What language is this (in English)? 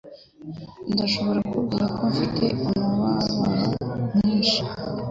Kinyarwanda